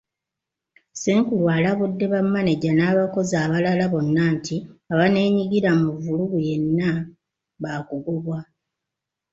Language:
Ganda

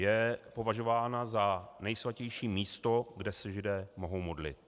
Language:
Czech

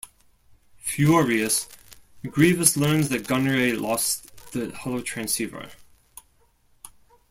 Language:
English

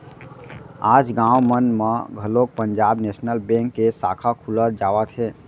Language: Chhattisgarhi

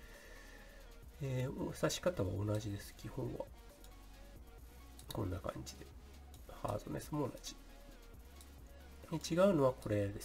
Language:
Japanese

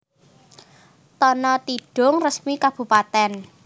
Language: Javanese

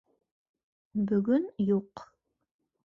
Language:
Bashkir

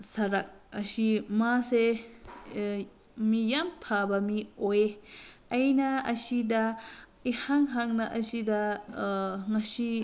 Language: Manipuri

